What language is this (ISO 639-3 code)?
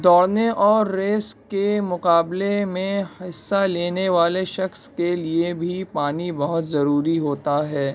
urd